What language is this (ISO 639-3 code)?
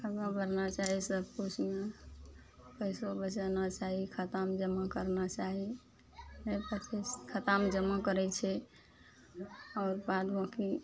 mai